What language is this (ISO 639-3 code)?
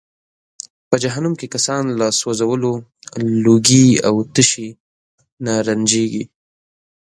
pus